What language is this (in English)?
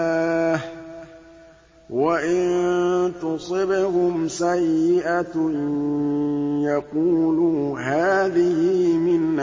Arabic